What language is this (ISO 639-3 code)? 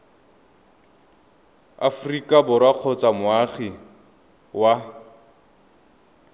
tsn